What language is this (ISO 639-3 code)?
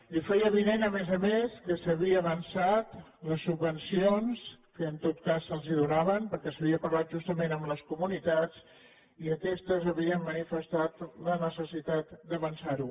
cat